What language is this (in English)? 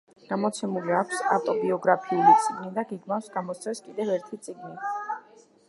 Georgian